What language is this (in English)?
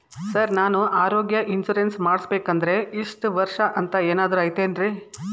Kannada